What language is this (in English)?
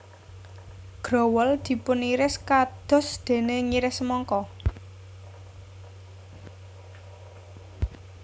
Javanese